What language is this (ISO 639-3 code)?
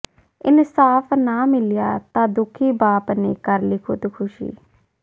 pan